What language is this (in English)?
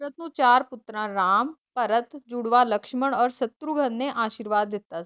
Punjabi